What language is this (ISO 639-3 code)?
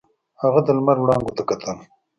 pus